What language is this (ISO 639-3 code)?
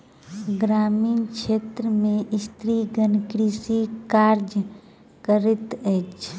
mai